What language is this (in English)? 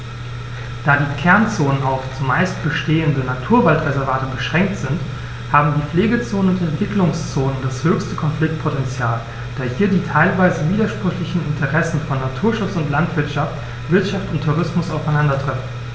German